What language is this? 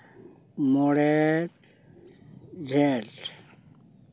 Santali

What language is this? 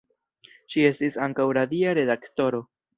Esperanto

